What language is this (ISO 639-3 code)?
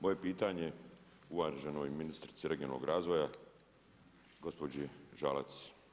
hrv